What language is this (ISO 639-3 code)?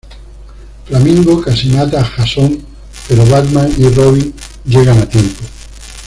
spa